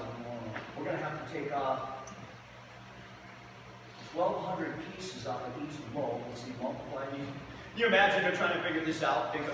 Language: English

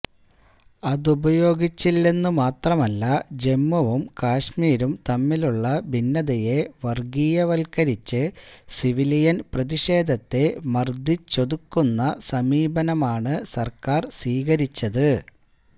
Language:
Malayalam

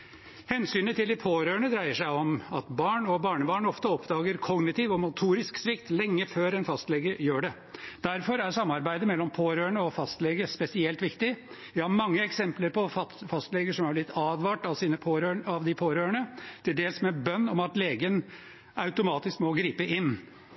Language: Norwegian Bokmål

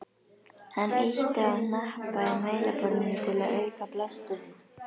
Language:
Icelandic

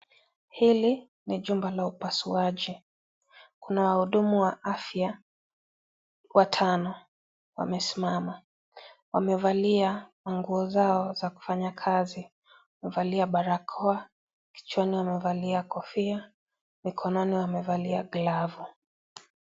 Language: Swahili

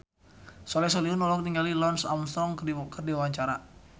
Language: Sundanese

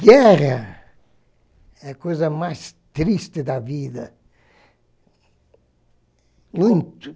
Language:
Portuguese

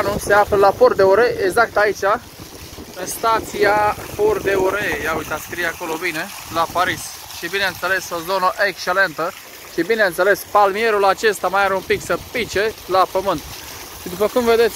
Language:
Romanian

